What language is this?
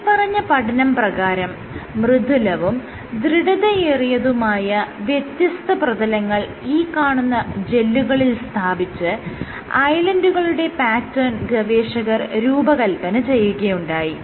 Malayalam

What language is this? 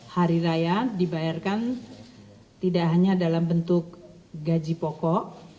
Indonesian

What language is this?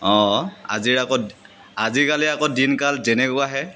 Assamese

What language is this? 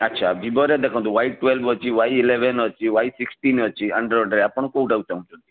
Odia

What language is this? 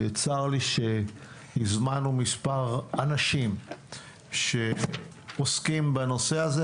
Hebrew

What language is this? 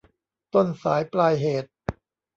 Thai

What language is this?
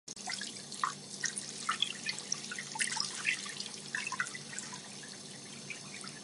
Chinese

